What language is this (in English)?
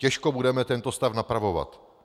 Czech